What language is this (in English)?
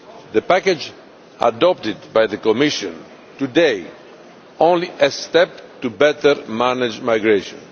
English